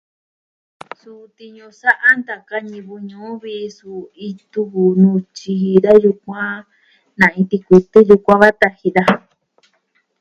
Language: Southwestern Tlaxiaco Mixtec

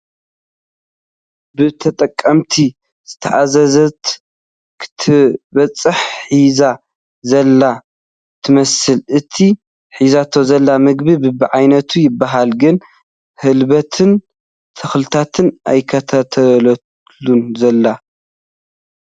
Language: Tigrinya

